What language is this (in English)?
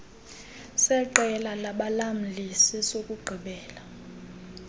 Xhosa